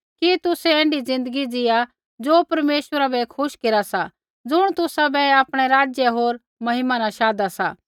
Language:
Kullu Pahari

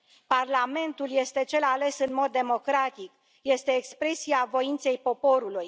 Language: Romanian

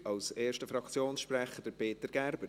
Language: Swiss German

